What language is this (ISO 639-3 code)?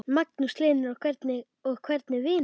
isl